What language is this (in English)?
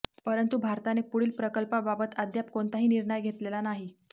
Marathi